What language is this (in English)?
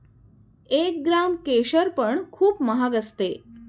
Marathi